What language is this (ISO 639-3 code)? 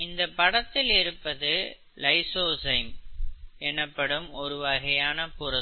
tam